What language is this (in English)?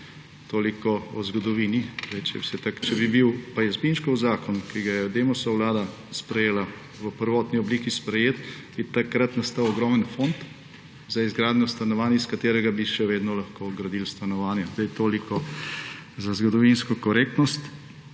Slovenian